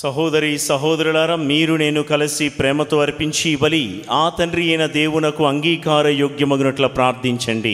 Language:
Telugu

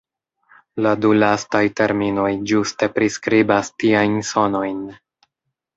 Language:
Esperanto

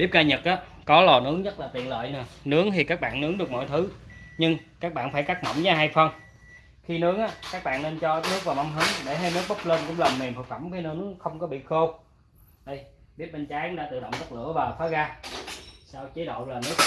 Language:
Vietnamese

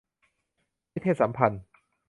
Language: Thai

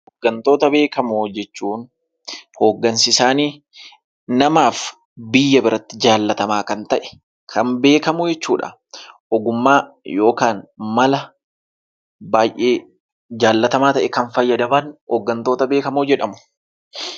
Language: Oromo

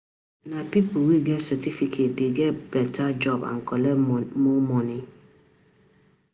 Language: Nigerian Pidgin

